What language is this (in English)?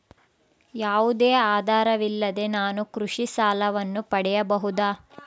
Kannada